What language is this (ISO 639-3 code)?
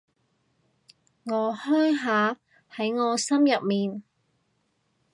yue